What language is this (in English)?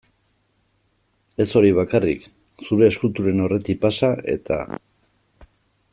Basque